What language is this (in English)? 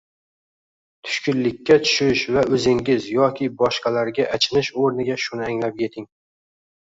Uzbek